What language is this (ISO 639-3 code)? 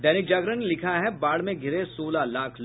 hin